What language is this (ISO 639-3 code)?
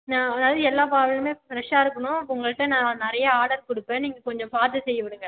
tam